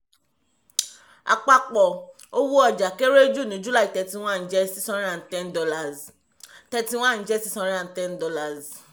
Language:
Yoruba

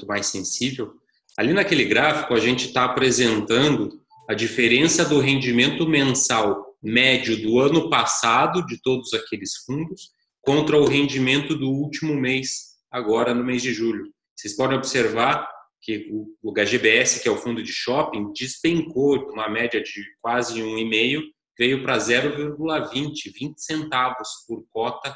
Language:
Portuguese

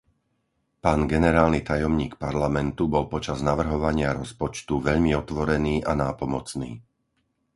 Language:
Slovak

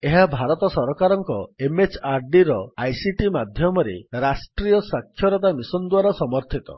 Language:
Odia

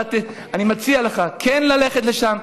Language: Hebrew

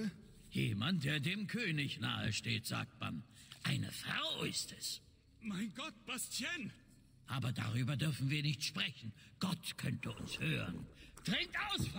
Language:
German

